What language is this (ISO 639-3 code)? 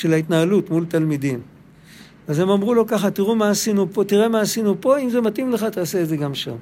heb